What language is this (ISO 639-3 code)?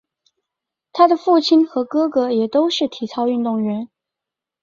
zho